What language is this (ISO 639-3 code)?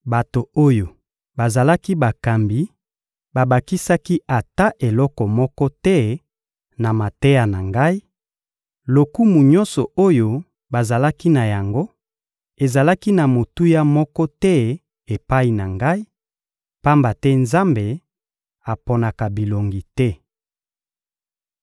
lin